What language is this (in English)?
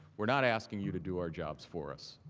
English